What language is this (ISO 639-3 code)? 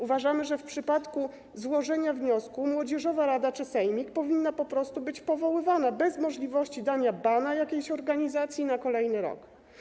pol